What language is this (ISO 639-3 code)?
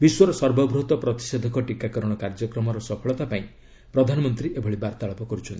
ori